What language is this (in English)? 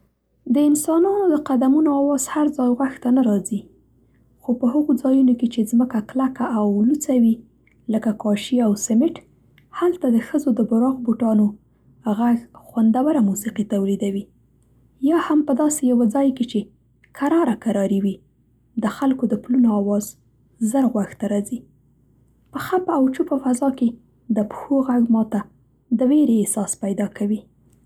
Central Pashto